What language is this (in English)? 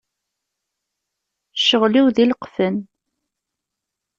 Kabyle